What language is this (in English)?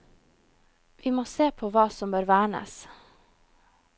Norwegian